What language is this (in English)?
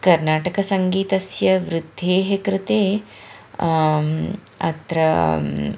Sanskrit